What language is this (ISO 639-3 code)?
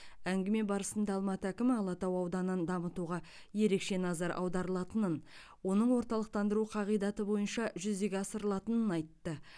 kaz